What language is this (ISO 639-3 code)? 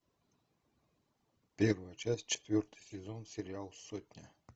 rus